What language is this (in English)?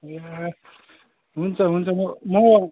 Nepali